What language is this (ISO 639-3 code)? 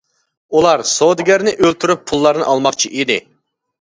uig